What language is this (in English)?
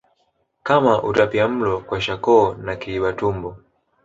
Swahili